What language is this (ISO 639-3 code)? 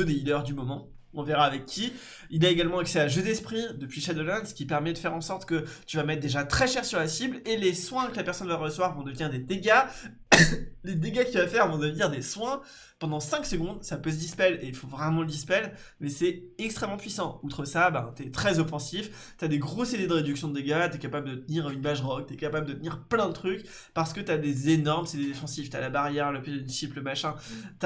fra